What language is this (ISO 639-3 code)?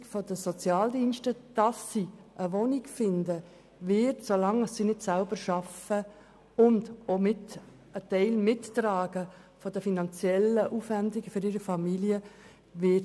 gsw